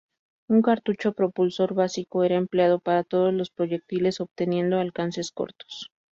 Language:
Spanish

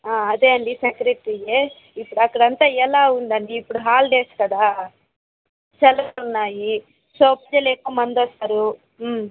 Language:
Telugu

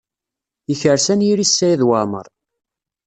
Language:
Kabyle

